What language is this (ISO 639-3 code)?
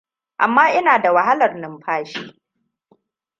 hau